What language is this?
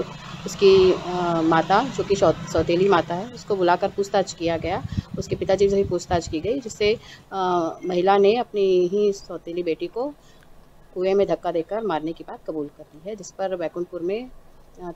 Hindi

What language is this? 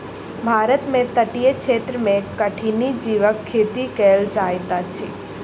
Maithili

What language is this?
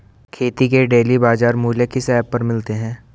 Hindi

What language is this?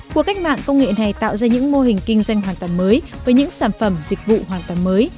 Vietnamese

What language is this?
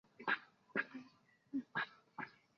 Chinese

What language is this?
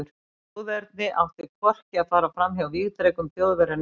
Icelandic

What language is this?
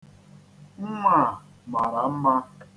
Igbo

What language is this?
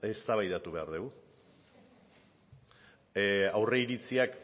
Basque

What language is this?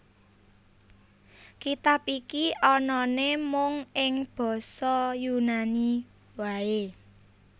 Javanese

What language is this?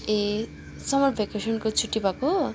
Nepali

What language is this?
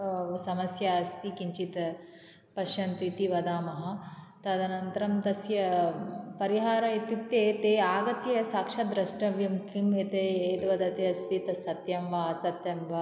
Sanskrit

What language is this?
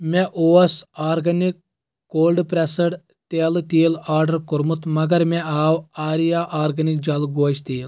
Kashmiri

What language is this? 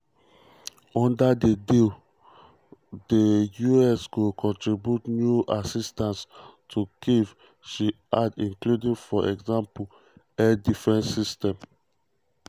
Nigerian Pidgin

